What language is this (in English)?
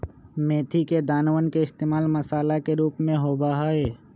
Magahi